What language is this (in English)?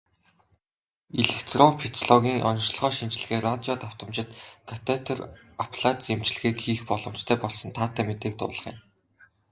Mongolian